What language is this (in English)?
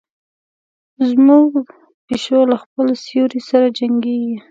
Pashto